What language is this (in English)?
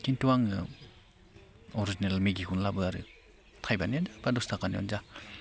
Bodo